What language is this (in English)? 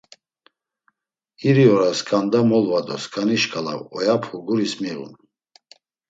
Laz